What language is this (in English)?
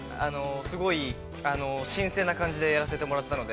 Japanese